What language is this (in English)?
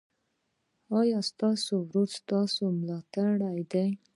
Pashto